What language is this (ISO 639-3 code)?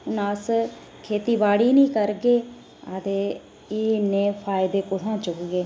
doi